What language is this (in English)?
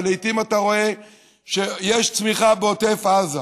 Hebrew